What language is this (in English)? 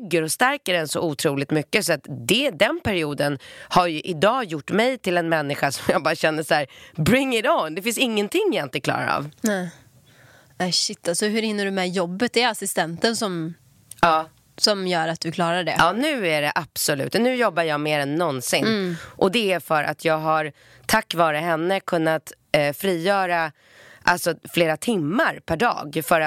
Swedish